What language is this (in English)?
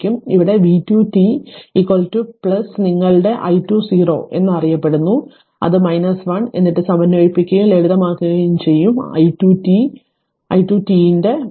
Malayalam